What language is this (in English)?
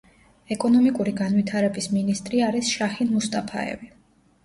Georgian